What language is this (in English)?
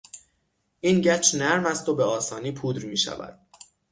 Persian